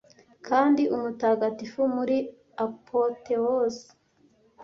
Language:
Kinyarwanda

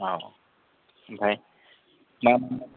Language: Bodo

